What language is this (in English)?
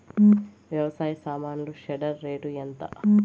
Telugu